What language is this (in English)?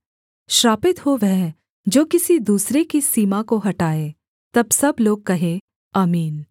Hindi